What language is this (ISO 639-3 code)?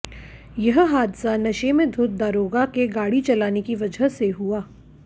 hin